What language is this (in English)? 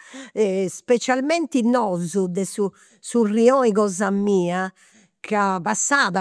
Campidanese Sardinian